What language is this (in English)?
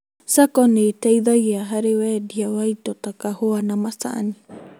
Kikuyu